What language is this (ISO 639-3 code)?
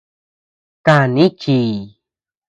cux